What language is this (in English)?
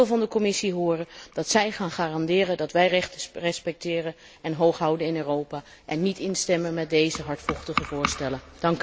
Dutch